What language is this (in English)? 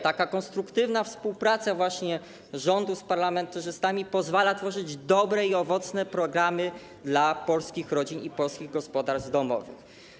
Polish